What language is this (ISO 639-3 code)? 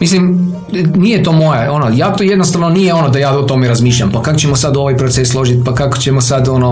hrv